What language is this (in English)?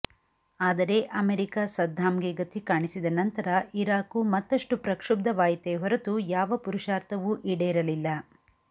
Kannada